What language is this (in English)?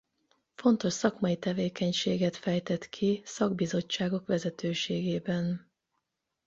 Hungarian